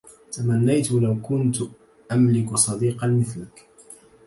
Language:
Arabic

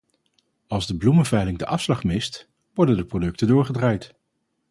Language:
Dutch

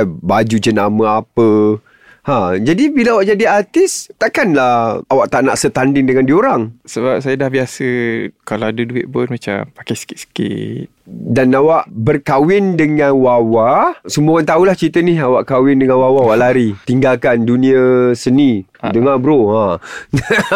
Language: Malay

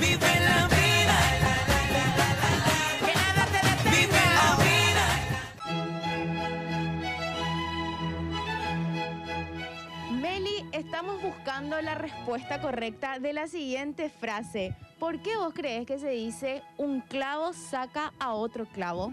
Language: Spanish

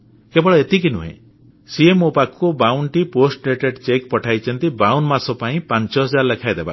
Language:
Odia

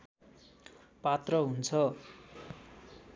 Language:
Nepali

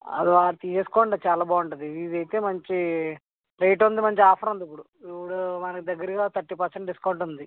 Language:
Telugu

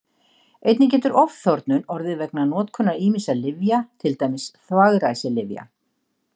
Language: Icelandic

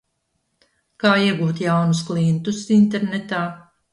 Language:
Latvian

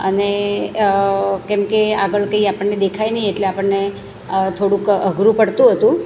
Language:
Gujarati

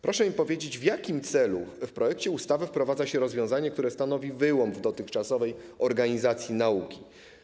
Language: Polish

